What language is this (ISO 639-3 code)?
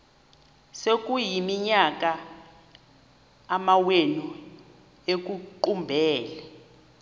xho